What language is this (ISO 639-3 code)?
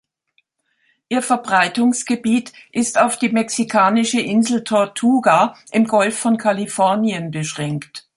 deu